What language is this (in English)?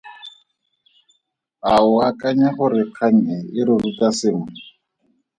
Tswana